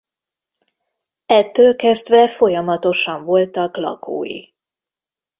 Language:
Hungarian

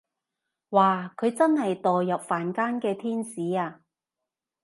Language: Cantonese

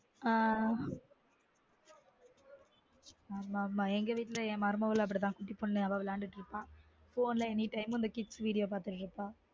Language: Tamil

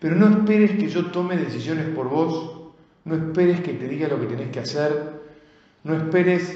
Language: Spanish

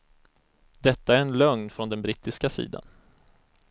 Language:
Swedish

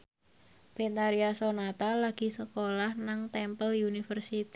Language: Javanese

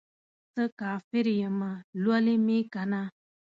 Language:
Pashto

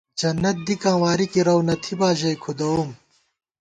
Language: Gawar-Bati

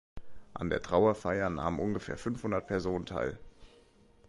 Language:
German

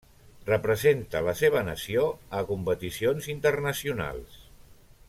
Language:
Catalan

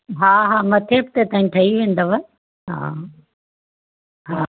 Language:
Sindhi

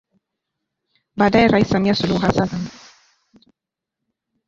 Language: Swahili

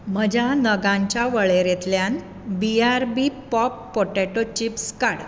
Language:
Konkani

